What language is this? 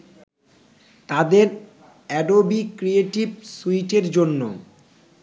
Bangla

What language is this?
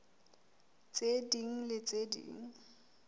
Southern Sotho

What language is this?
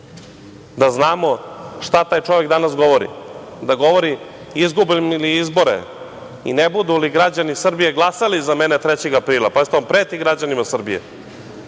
Serbian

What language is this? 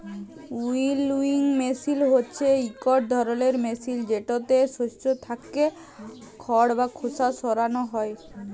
Bangla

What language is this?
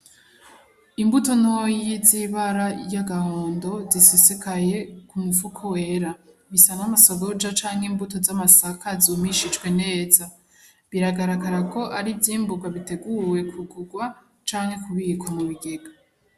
Rundi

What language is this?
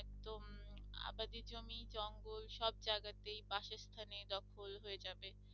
Bangla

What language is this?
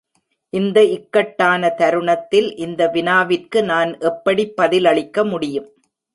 Tamil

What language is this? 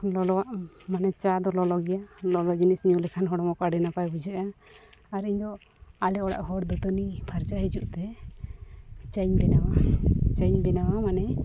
Santali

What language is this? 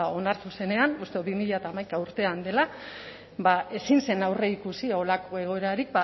Basque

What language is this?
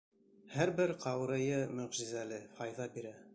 Bashkir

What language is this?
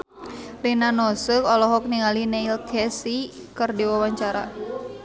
Sundanese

